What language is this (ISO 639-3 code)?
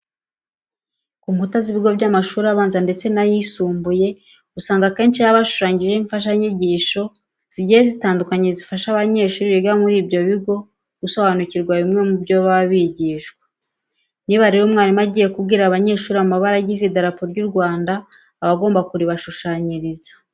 kin